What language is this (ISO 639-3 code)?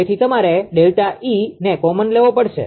guj